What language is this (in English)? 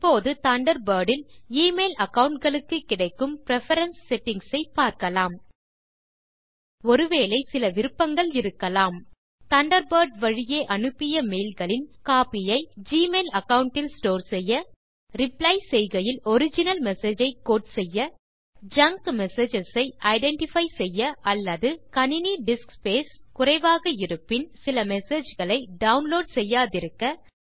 Tamil